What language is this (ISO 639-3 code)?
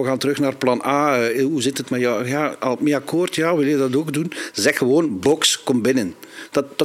nld